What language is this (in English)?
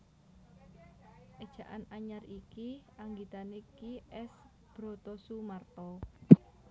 Javanese